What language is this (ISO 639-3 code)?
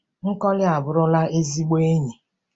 ibo